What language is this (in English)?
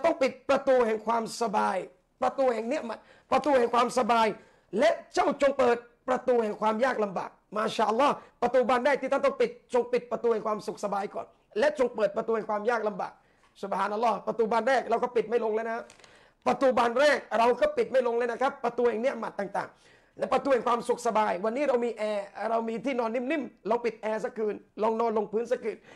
Thai